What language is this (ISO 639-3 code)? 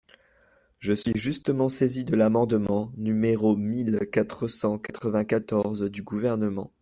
fra